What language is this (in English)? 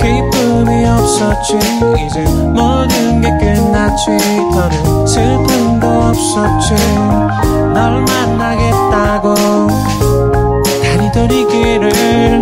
Korean